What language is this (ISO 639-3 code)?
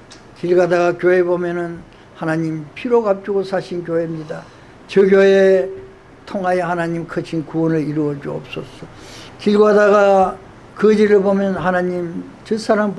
kor